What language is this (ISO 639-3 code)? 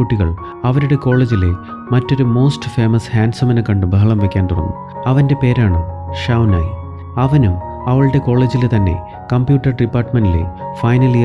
mal